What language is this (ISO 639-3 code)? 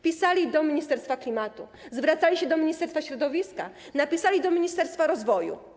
pol